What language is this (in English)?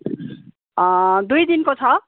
Nepali